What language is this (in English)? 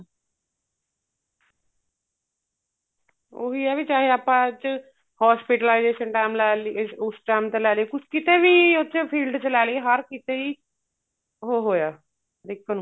Punjabi